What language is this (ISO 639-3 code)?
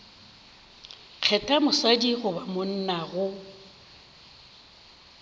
nso